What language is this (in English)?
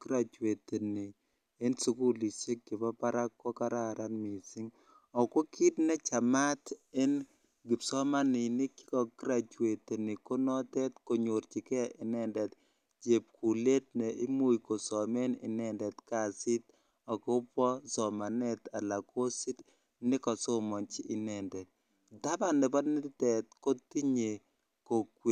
Kalenjin